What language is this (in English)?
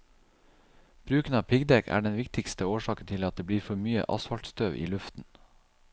Norwegian